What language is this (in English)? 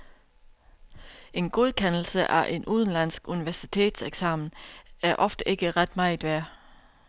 Danish